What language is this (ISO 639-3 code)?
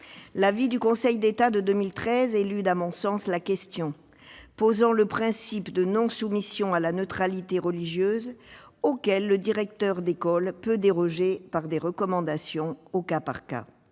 fra